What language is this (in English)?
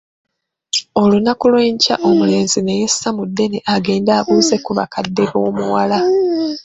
Ganda